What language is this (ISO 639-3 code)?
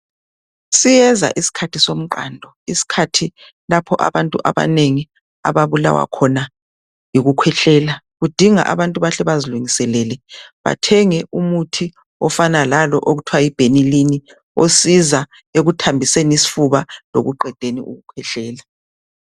nde